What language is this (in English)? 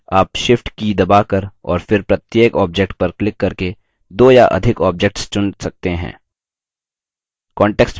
Hindi